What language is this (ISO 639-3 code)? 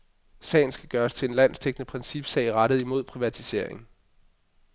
dan